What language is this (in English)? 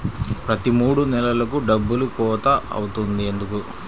Telugu